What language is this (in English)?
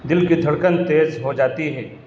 Urdu